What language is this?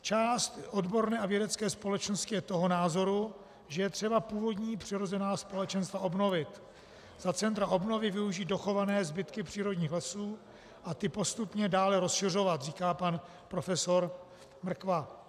Czech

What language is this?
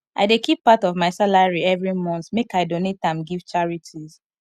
Nigerian Pidgin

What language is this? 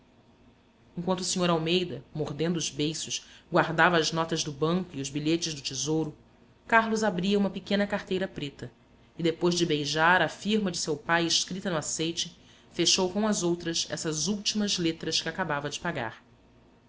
Portuguese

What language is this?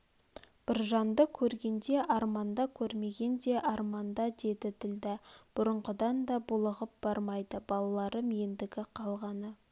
Kazakh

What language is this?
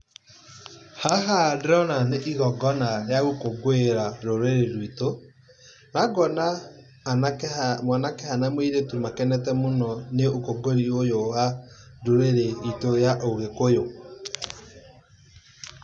Kikuyu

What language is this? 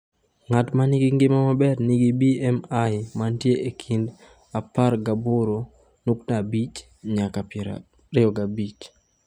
Luo (Kenya and Tanzania)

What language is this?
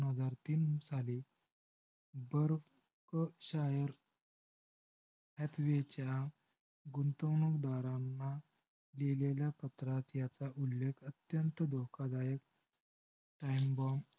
Marathi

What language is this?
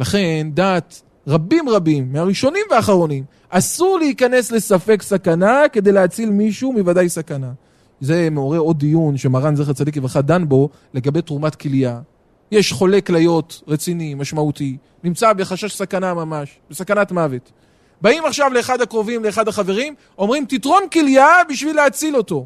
Hebrew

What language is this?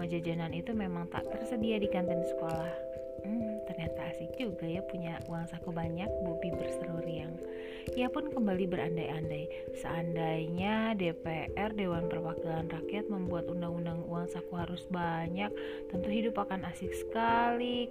Indonesian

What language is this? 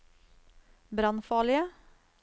Norwegian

